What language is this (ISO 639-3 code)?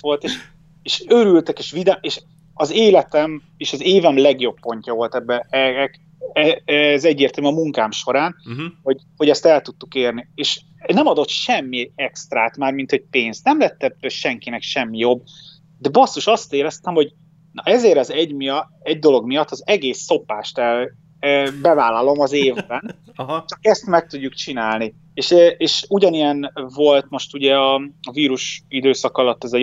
hun